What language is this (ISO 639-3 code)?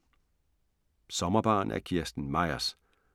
dan